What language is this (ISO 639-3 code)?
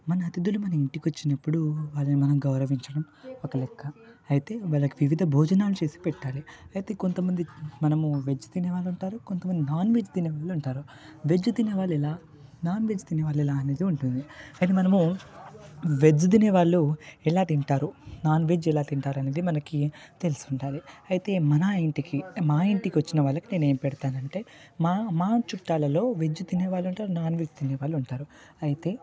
tel